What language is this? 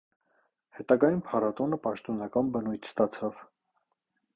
Armenian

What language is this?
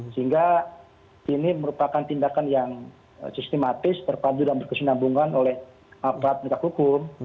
Indonesian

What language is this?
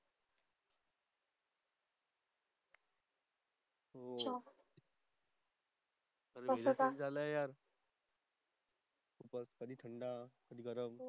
Marathi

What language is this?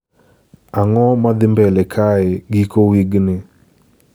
Luo (Kenya and Tanzania)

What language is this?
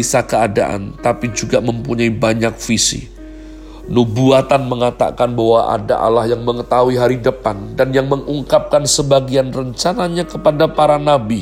Indonesian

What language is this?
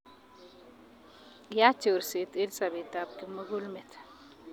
Kalenjin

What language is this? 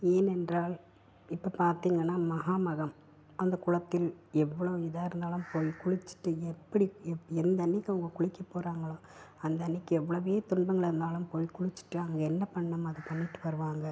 Tamil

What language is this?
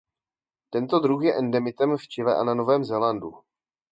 Czech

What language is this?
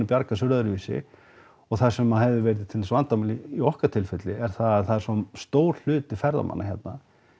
Icelandic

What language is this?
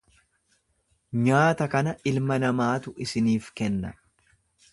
Oromo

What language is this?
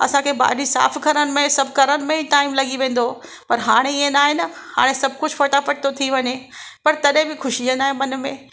Sindhi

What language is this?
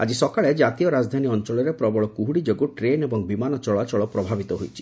Odia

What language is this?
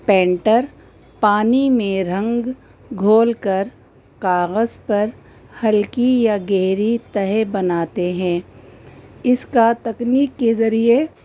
Urdu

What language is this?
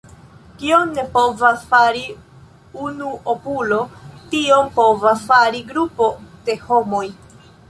Esperanto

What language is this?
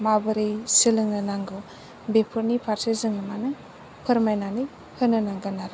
Bodo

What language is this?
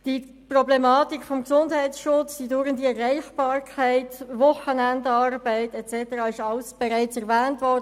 Swiss German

